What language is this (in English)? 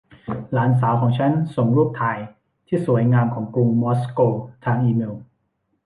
Thai